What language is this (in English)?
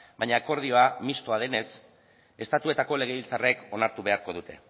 Basque